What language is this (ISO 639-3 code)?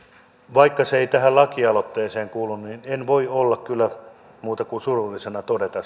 fin